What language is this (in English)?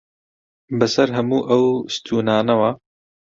Central Kurdish